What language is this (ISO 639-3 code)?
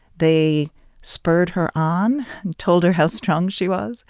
eng